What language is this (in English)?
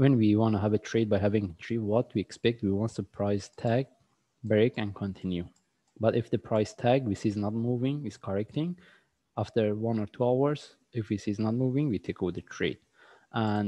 English